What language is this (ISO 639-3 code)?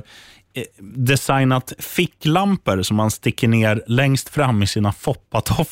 swe